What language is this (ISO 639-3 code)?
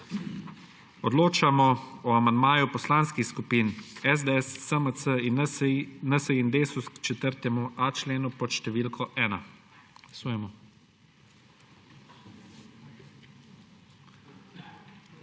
slv